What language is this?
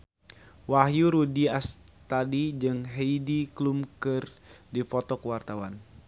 Sundanese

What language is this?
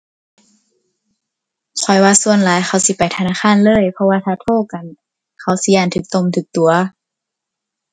Thai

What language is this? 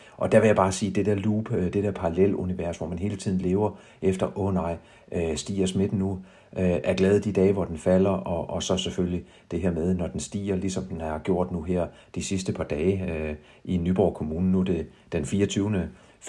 Danish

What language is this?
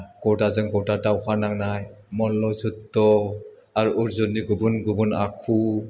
Bodo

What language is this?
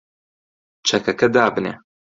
Central Kurdish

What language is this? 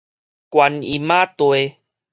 Min Nan Chinese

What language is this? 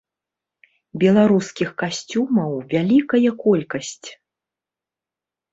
Belarusian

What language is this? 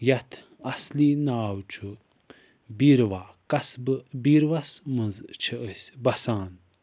Kashmiri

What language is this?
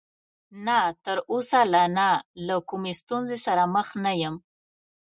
Pashto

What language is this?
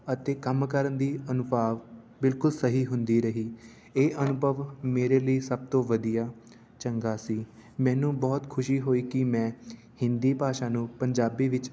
Punjabi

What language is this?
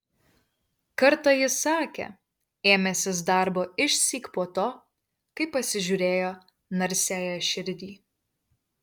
Lithuanian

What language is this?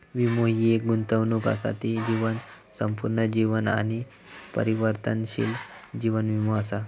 Marathi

